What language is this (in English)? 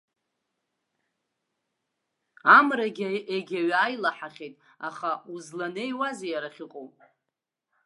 Abkhazian